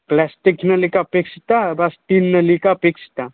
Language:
Sanskrit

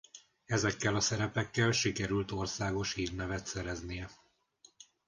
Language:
Hungarian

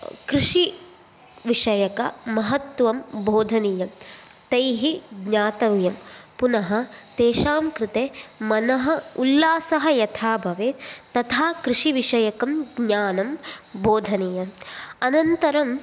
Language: Sanskrit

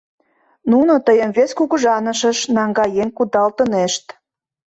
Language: Mari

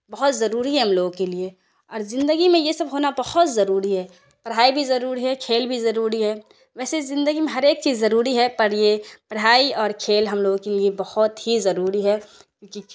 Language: Urdu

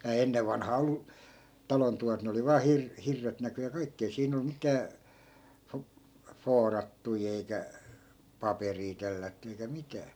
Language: Finnish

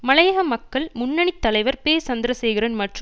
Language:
Tamil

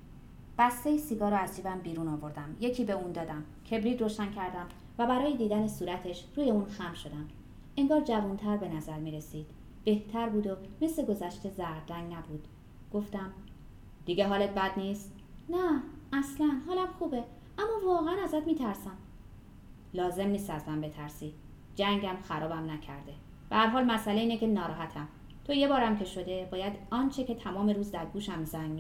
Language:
Persian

